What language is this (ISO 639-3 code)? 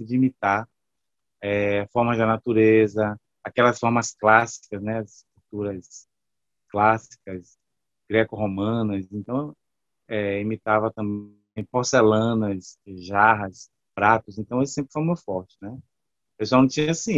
por